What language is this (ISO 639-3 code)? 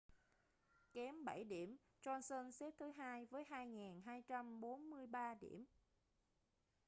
vie